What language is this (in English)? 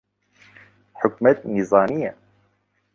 Central Kurdish